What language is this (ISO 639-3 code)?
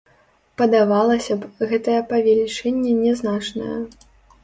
bel